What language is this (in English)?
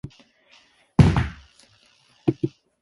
Japanese